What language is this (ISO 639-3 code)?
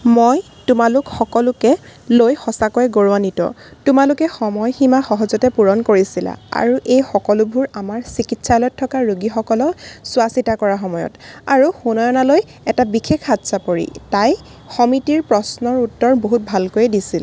asm